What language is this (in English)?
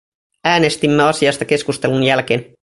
Finnish